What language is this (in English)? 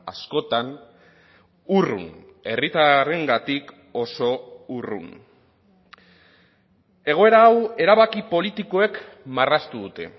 Basque